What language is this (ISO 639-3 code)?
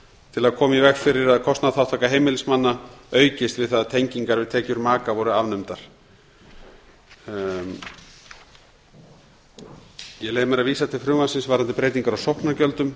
isl